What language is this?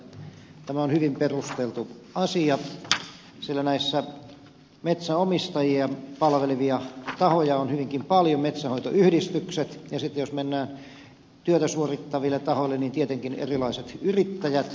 Finnish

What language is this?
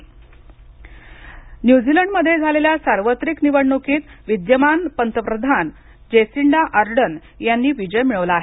Marathi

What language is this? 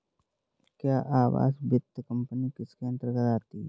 Hindi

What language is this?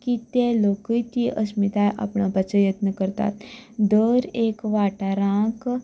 Konkani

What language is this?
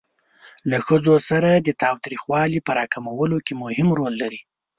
Pashto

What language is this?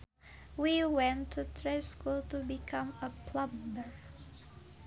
Sundanese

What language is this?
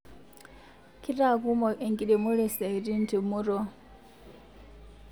Masai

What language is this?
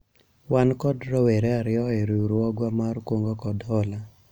Luo (Kenya and Tanzania)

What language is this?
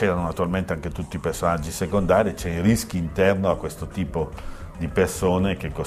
Italian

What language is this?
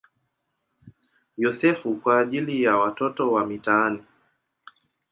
Swahili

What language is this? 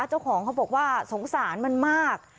Thai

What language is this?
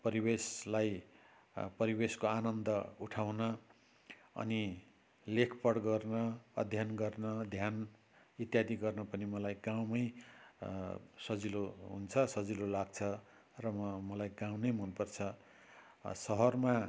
Nepali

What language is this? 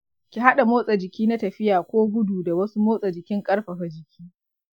Hausa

